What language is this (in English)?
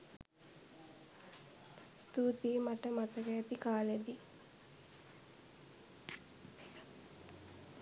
Sinhala